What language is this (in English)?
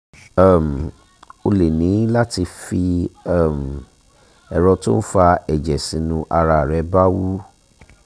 Yoruba